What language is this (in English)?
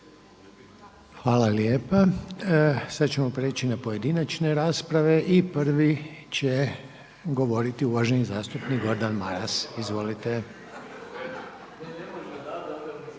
Croatian